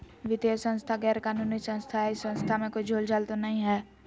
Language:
Magahi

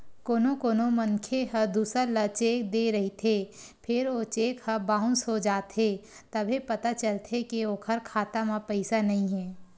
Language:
Chhattisgarhi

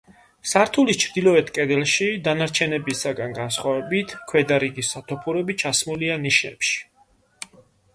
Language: Georgian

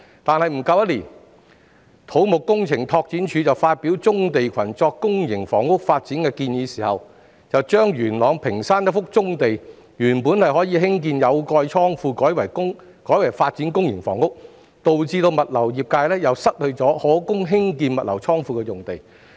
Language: Cantonese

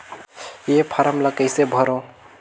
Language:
Chhattisgarhi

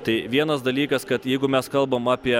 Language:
Lithuanian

